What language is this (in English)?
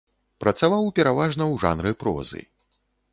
Belarusian